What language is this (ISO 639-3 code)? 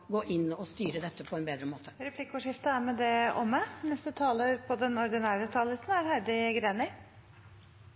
nor